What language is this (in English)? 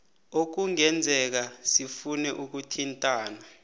South Ndebele